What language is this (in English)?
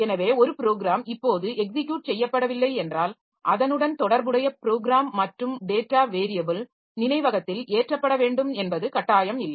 Tamil